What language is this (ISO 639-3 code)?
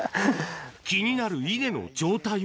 jpn